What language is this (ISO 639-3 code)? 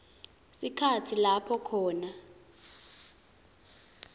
ssw